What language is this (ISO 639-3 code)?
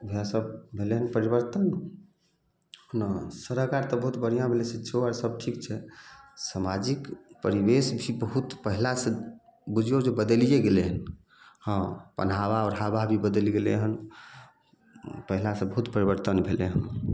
mai